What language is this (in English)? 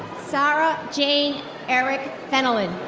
English